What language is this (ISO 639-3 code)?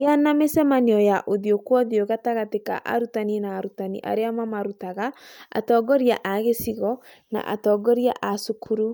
kik